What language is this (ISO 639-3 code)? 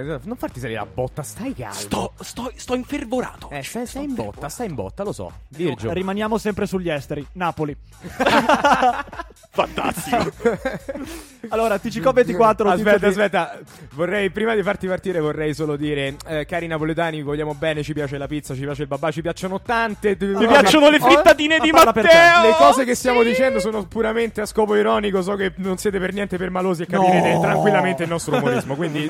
ita